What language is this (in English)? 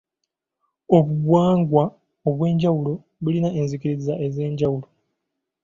Ganda